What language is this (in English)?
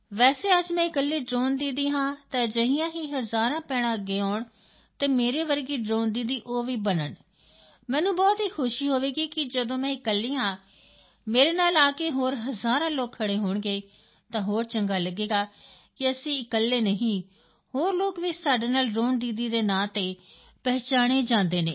Punjabi